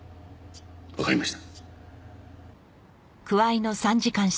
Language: Japanese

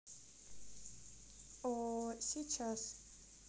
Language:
Russian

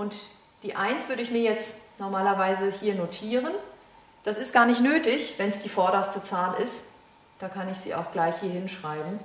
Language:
German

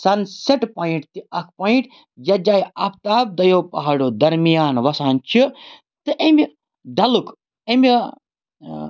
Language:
Kashmiri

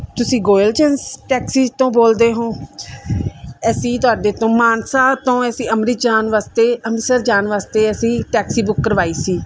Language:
Punjabi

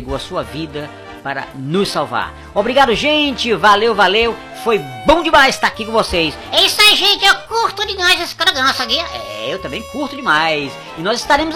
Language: Portuguese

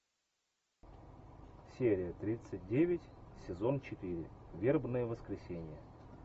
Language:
Russian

